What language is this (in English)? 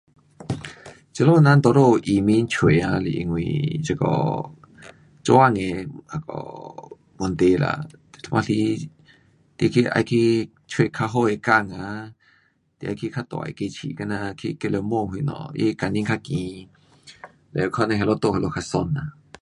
Pu-Xian Chinese